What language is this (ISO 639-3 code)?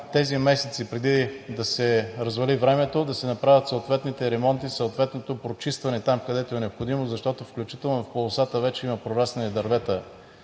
bul